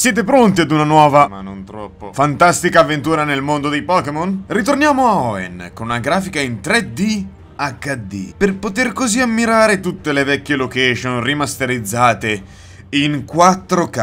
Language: Italian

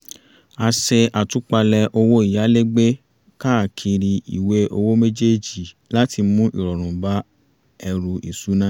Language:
Yoruba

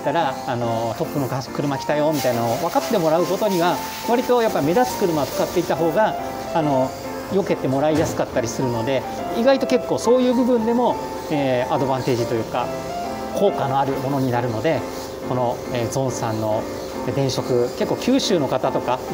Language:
Japanese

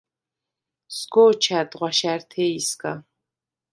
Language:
Svan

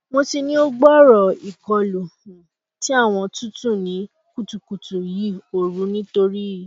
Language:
Yoruba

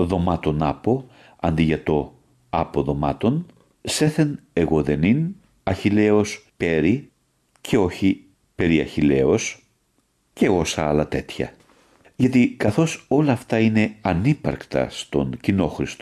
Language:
Greek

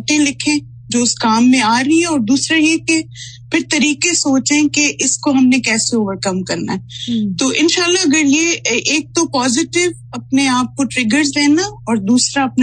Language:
Urdu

